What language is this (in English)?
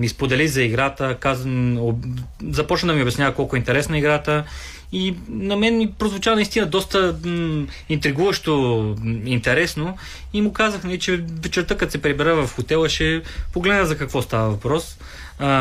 Bulgarian